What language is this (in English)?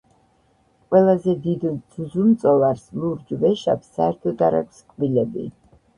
Georgian